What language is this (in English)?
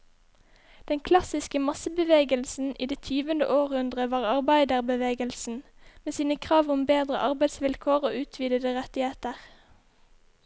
Norwegian